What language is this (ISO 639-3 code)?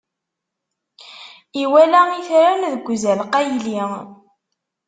kab